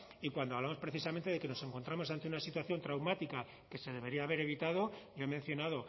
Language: Spanish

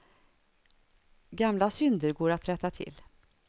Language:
Swedish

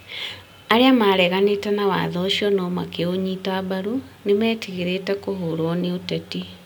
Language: Kikuyu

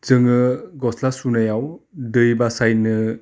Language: Bodo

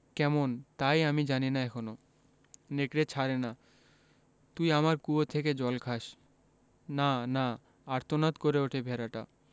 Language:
Bangla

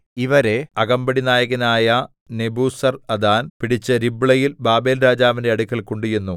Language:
Malayalam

